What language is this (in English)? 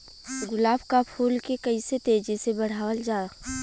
Bhojpuri